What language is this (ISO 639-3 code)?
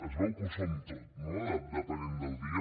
cat